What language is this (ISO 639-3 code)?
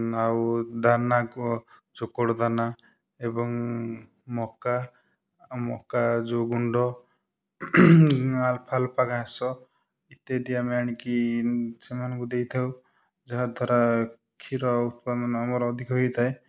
ori